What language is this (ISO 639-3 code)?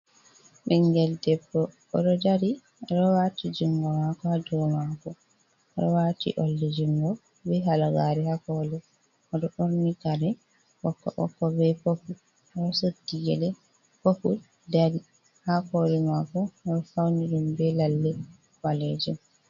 ful